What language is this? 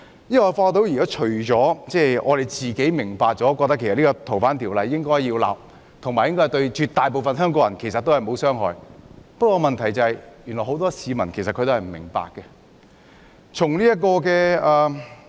Cantonese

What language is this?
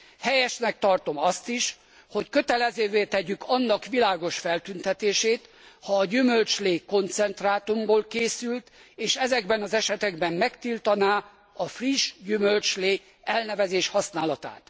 Hungarian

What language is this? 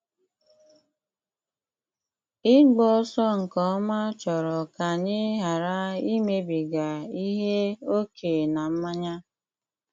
Igbo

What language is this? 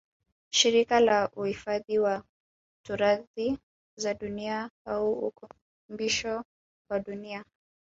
Swahili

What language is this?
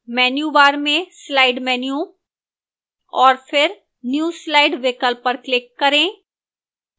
Hindi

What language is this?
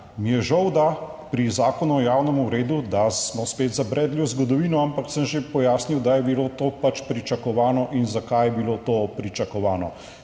Slovenian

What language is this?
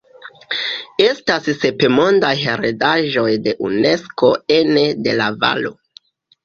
Esperanto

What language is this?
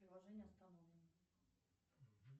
Russian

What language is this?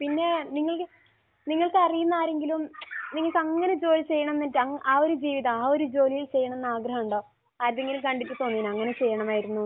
Malayalam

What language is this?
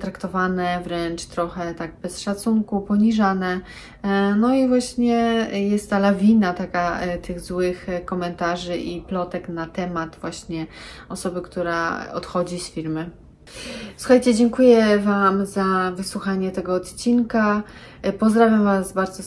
Polish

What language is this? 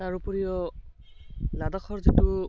Assamese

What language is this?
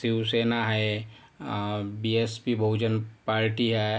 Marathi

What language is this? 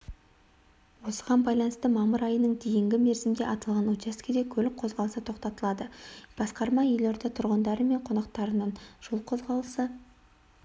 Kazakh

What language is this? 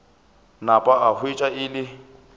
Northern Sotho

